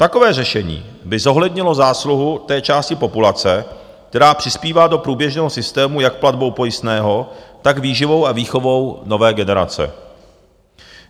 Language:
Czech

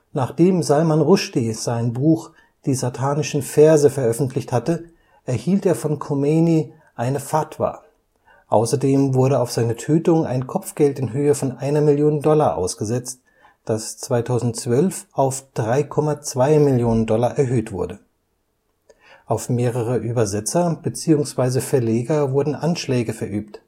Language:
German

